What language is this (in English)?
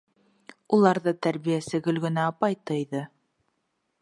Bashkir